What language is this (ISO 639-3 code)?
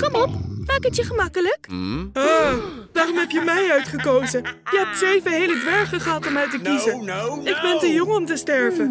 nld